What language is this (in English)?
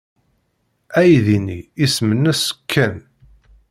Kabyle